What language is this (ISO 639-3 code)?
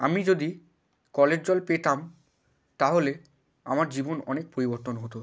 ben